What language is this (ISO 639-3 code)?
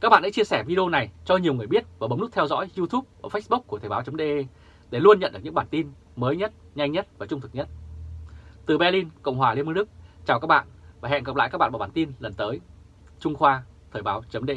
vie